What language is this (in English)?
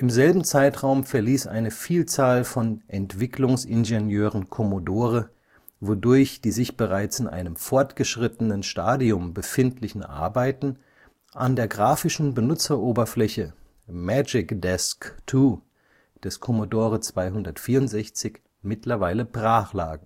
German